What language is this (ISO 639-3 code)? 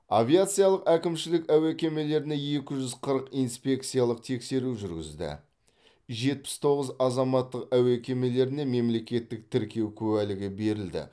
kaz